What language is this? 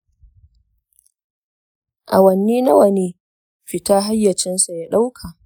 Hausa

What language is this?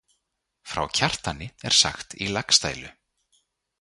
Icelandic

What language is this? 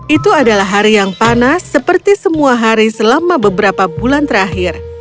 Indonesian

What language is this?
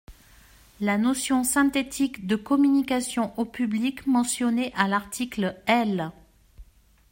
French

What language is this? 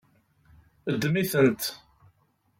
Kabyle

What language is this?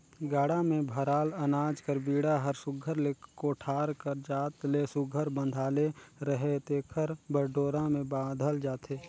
Chhattisgarhi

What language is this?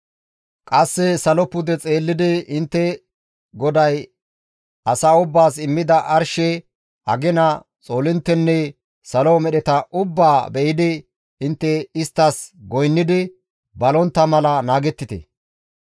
Gamo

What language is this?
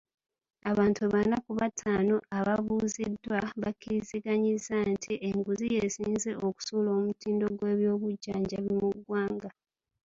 Ganda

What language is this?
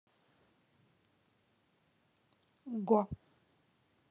Russian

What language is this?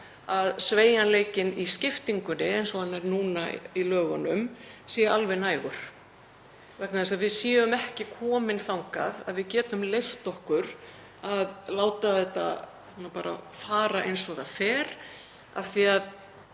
Icelandic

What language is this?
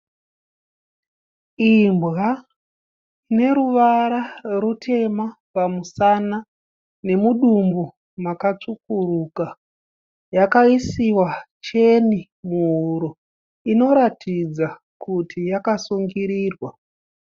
Shona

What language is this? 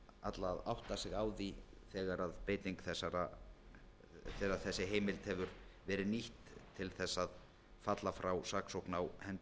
Icelandic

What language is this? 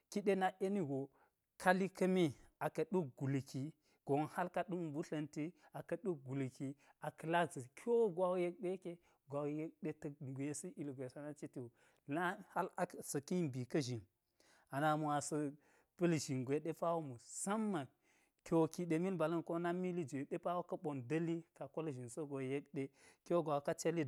Geji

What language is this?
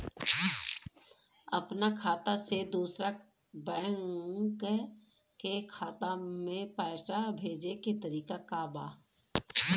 Bhojpuri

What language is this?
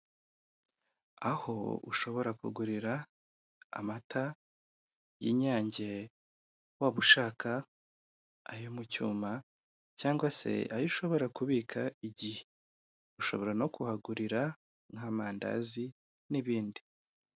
Kinyarwanda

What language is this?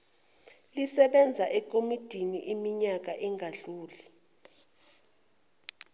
Zulu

